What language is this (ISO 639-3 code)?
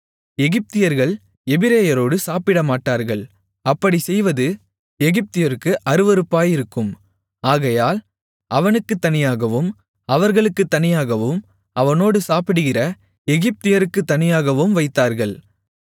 tam